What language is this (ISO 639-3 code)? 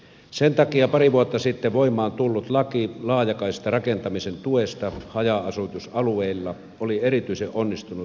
fin